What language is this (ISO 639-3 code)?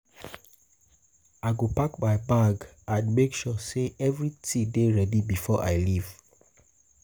pcm